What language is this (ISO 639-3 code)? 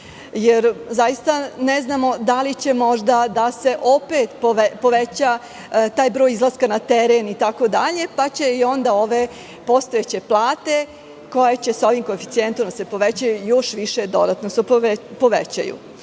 srp